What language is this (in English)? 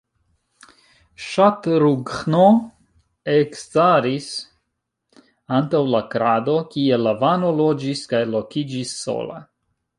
Esperanto